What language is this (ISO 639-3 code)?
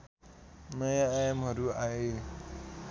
nep